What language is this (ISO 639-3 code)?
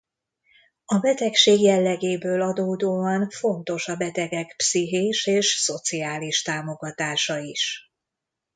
hun